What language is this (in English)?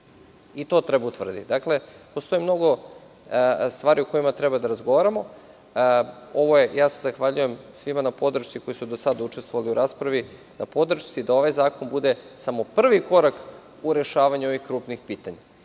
Serbian